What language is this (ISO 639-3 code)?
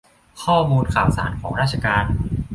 tha